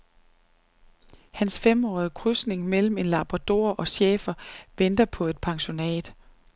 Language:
Danish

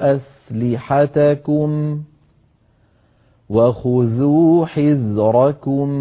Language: Arabic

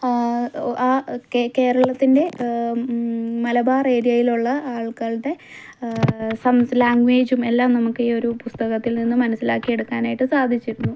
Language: Malayalam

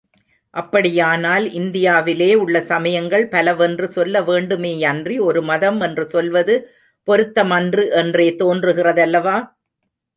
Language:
Tamil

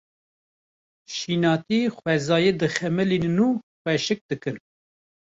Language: Kurdish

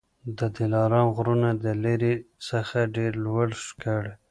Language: Pashto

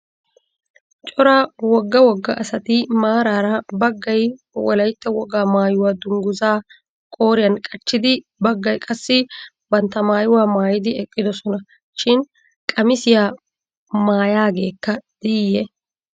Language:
Wolaytta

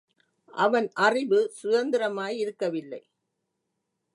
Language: Tamil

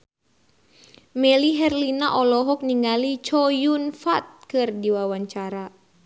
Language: Sundanese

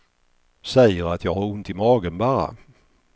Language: Swedish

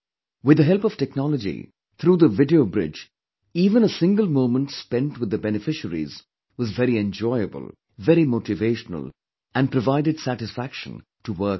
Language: English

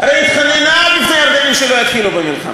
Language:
Hebrew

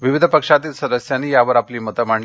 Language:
Marathi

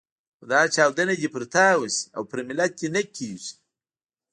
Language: Pashto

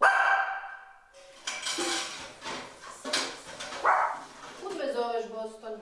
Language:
Croatian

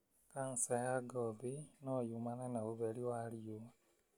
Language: Kikuyu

